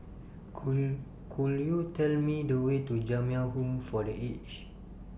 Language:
English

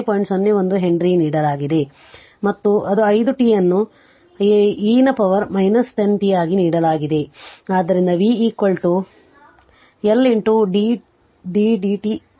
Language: Kannada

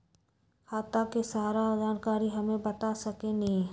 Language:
Magahi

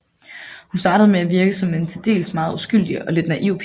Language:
Danish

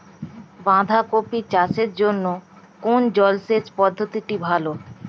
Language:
Bangla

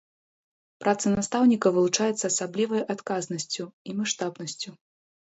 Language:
Belarusian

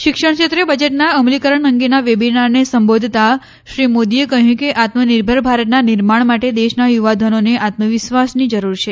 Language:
Gujarati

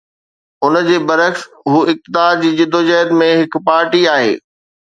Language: Sindhi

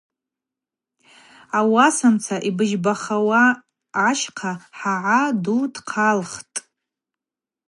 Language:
Abaza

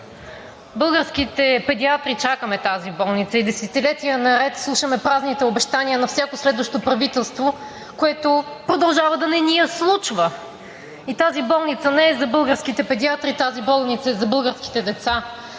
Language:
Bulgarian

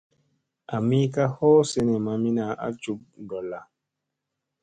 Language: Musey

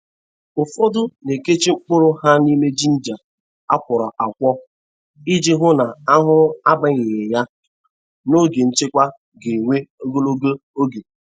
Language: Igbo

